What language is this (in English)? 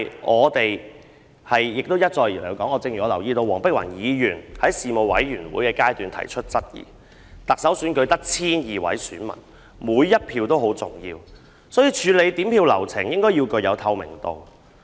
Cantonese